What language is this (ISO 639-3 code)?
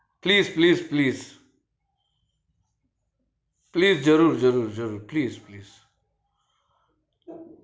guj